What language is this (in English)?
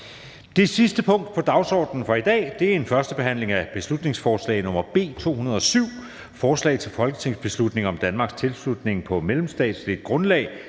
Danish